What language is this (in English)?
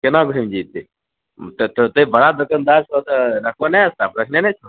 Maithili